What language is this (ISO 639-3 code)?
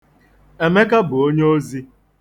ibo